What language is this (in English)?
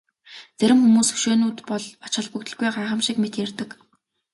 Mongolian